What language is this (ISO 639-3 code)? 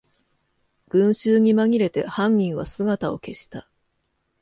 jpn